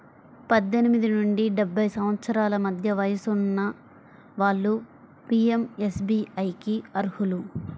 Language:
Telugu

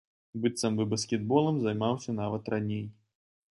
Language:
Belarusian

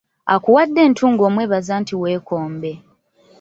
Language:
Ganda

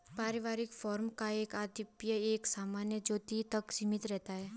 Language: Hindi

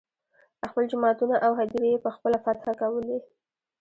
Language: Pashto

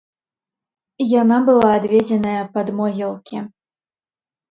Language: Belarusian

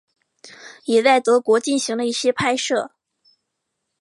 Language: Chinese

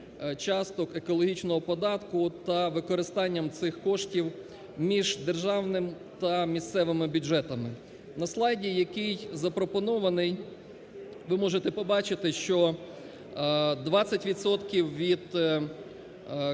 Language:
Ukrainian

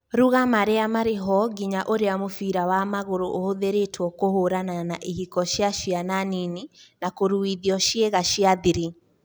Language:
Kikuyu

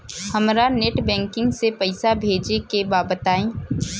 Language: Bhojpuri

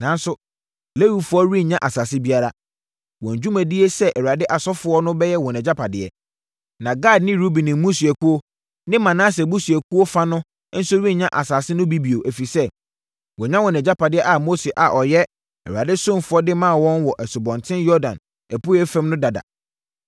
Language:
Akan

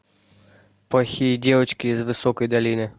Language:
Russian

